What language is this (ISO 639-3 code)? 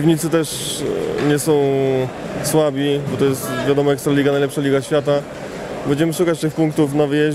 pol